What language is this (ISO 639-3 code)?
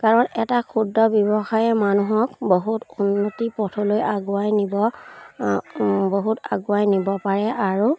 asm